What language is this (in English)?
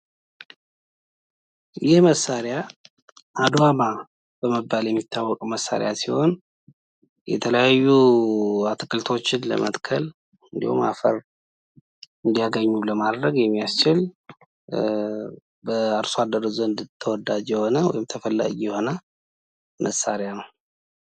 Amharic